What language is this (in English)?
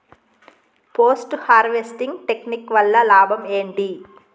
Telugu